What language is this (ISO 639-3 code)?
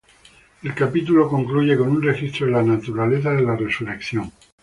spa